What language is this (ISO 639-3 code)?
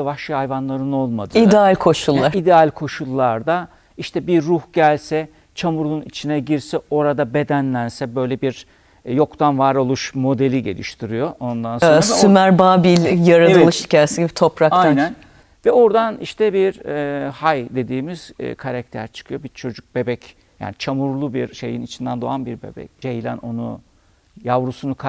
tur